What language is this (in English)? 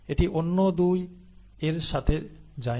Bangla